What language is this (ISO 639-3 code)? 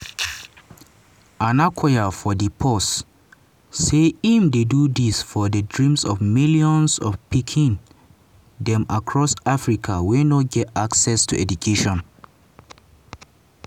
pcm